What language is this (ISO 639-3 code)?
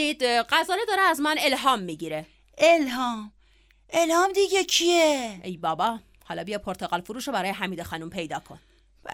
fas